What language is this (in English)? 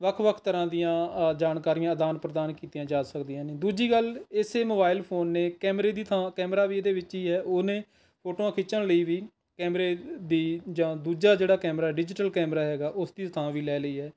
Punjabi